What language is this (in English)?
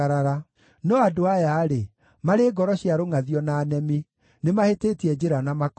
Kikuyu